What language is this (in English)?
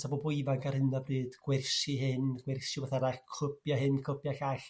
Welsh